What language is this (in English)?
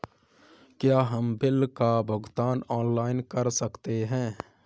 Hindi